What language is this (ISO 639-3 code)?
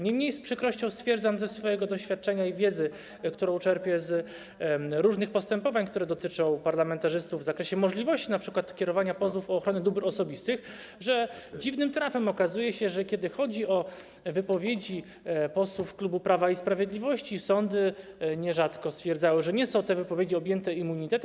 pol